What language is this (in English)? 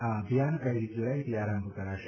Gujarati